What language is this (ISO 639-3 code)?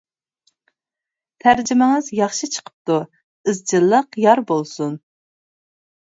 uig